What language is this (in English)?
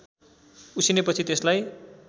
Nepali